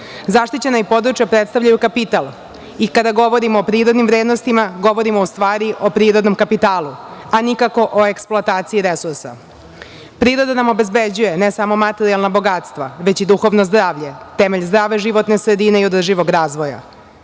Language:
Serbian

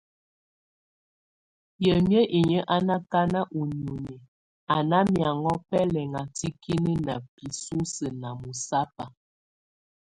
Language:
Tunen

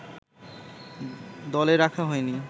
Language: Bangla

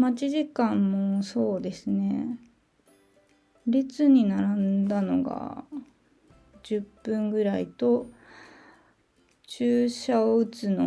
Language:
Japanese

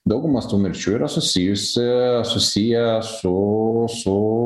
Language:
Lithuanian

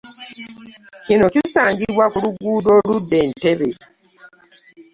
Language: Ganda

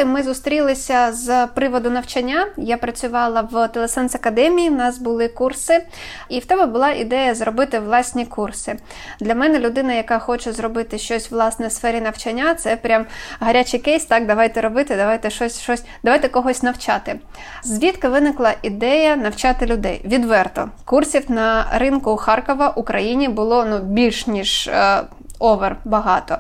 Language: Ukrainian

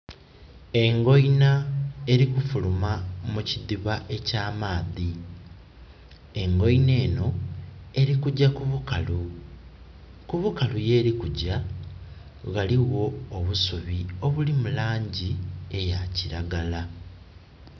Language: Soga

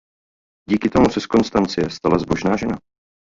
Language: Czech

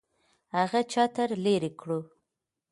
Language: Pashto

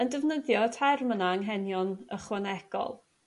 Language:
Welsh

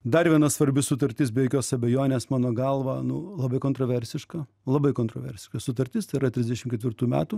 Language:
Lithuanian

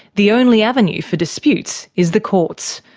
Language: English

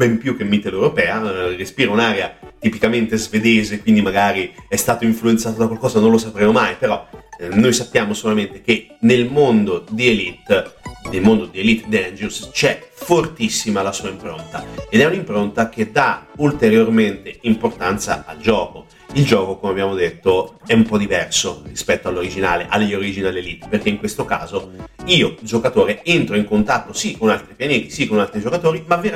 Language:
Italian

